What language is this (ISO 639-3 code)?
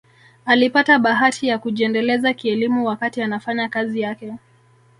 swa